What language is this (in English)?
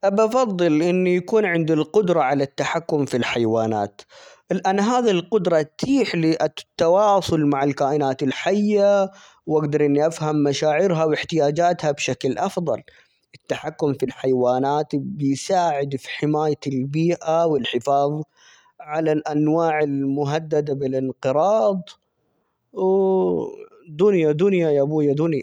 Omani Arabic